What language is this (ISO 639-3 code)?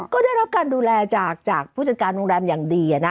tha